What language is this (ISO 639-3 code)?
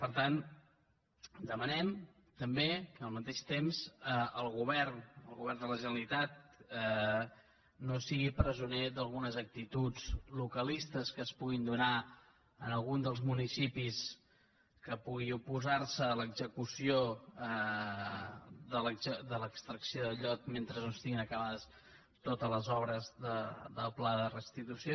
cat